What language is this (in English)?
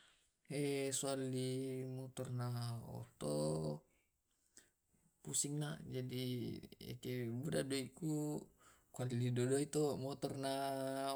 Tae'